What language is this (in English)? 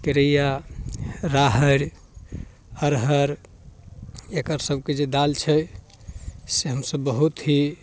Maithili